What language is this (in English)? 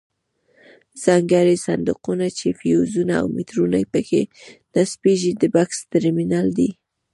Pashto